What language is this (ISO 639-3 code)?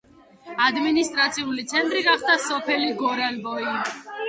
kat